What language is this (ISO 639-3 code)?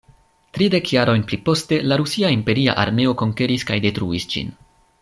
epo